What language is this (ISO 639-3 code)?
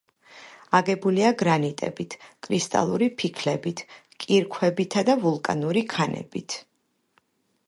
kat